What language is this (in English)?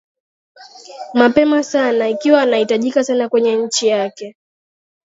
Swahili